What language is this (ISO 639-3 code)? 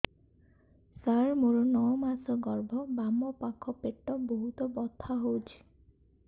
ori